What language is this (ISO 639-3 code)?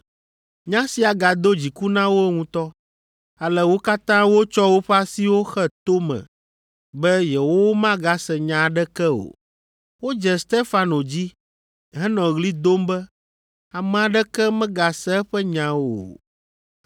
ewe